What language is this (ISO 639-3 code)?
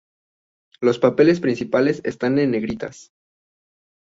spa